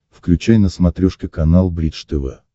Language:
Russian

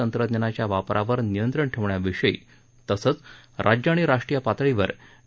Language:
Marathi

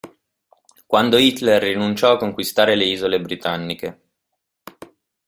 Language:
Italian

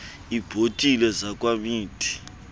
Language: Xhosa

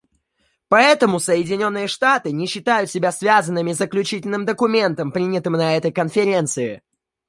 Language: Russian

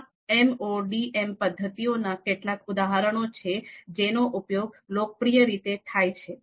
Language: Gujarati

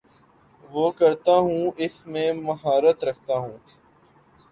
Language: Urdu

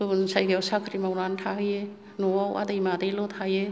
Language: Bodo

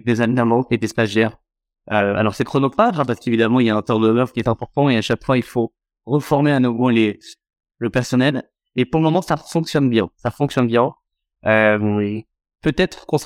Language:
French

